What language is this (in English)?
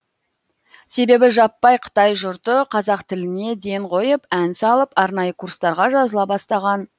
Kazakh